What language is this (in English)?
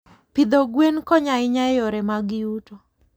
Luo (Kenya and Tanzania)